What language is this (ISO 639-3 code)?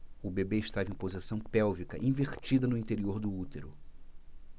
por